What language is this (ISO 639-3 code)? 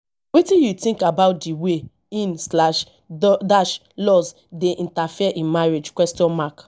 pcm